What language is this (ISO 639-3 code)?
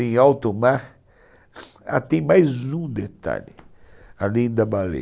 por